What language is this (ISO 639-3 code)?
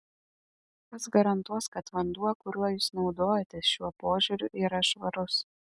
lit